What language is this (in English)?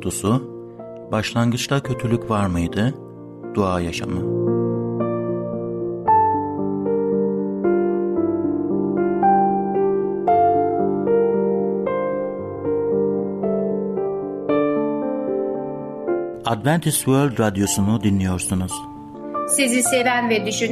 Turkish